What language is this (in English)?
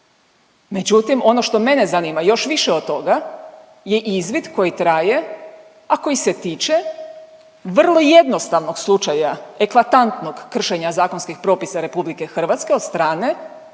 Croatian